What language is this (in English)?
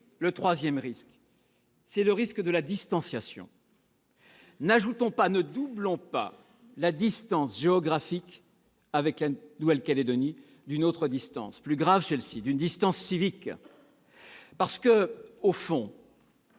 French